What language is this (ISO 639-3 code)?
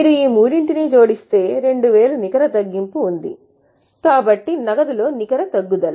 tel